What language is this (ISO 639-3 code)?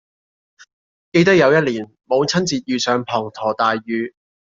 yue